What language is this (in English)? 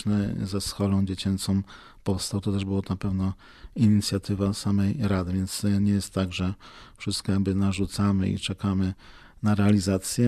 Polish